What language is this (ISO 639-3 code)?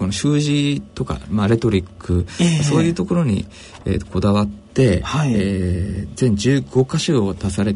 jpn